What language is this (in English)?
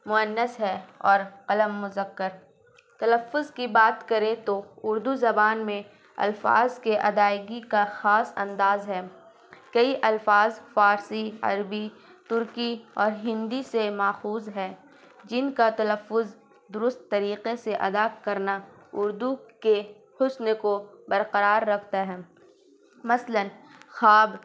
Urdu